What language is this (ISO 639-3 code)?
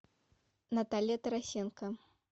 rus